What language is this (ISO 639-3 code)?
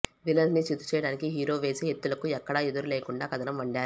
tel